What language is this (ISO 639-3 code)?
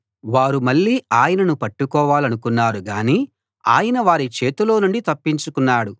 tel